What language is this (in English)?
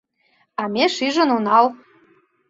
Mari